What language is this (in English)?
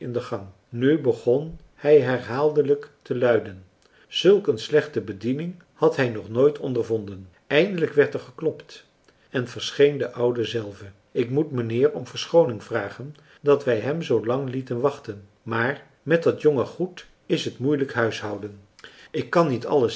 Dutch